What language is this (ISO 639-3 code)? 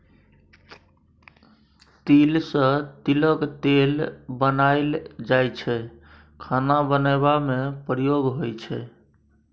mai